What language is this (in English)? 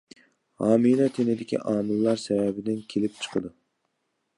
Uyghur